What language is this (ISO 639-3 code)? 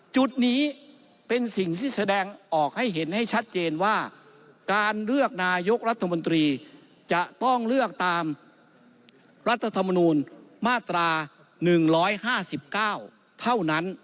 tha